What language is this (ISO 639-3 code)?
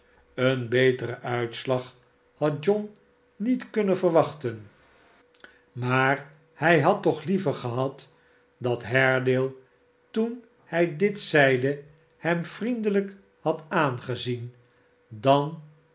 nld